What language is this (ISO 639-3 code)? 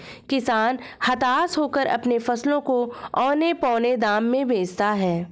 hin